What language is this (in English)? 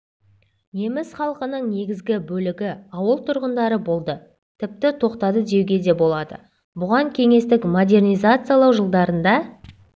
Kazakh